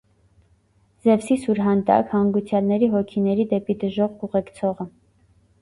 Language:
Armenian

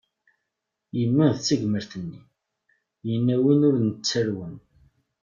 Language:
Kabyle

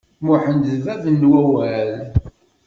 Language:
Kabyle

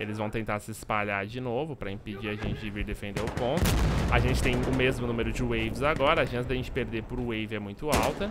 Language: Portuguese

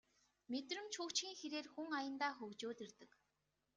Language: Mongolian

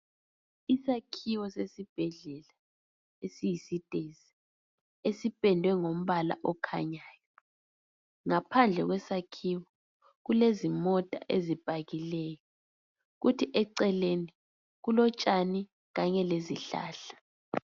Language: North Ndebele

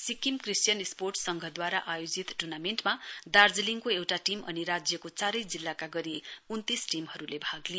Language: Nepali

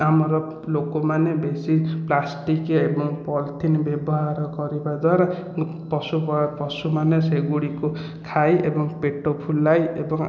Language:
Odia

